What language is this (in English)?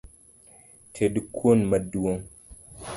Luo (Kenya and Tanzania)